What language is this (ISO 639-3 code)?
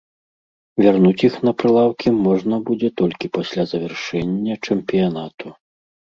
bel